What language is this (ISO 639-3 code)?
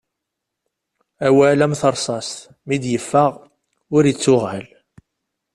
kab